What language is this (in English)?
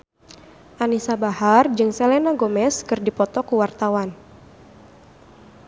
Sundanese